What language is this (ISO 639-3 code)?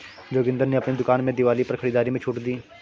hin